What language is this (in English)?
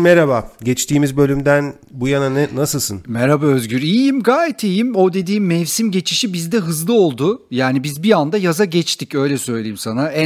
Turkish